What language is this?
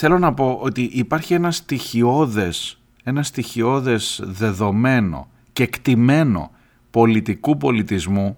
Greek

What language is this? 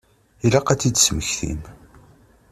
Kabyle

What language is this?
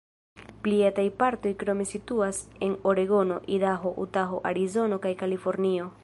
Esperanto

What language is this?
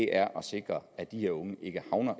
Danish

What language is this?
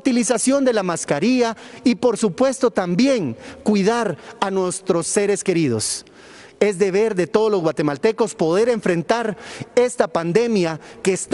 Spanish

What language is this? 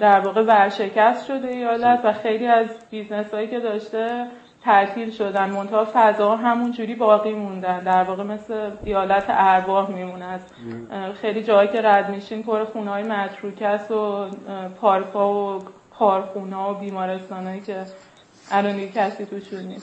Persian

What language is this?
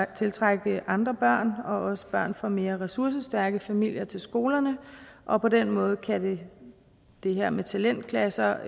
Danish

